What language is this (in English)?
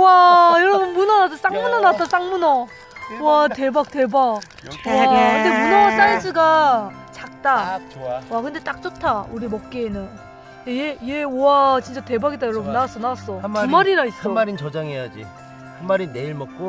Korean